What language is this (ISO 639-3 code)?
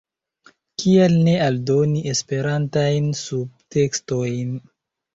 epo